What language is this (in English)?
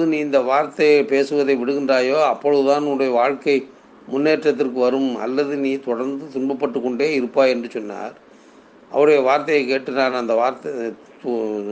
Tamil